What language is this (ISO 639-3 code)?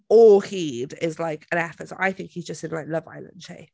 cym